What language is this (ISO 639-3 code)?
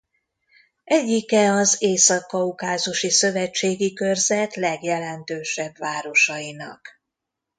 hun